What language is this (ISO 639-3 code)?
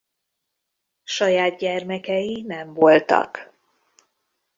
hun